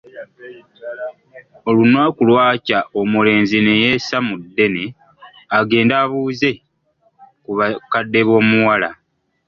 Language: Ganda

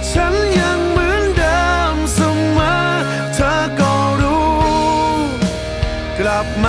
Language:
Thai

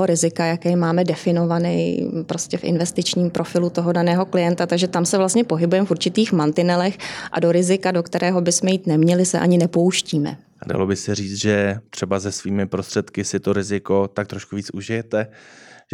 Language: Czech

